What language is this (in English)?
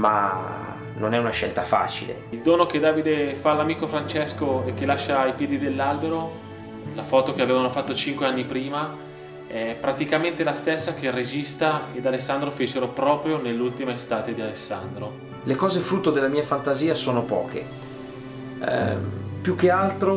Italian